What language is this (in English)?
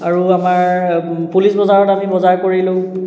Assamese